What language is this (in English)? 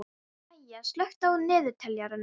Icelandic